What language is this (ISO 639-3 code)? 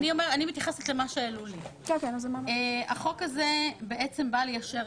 heb